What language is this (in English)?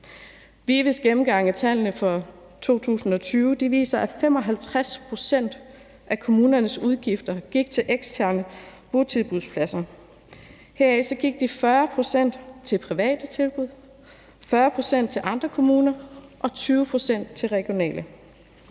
Danish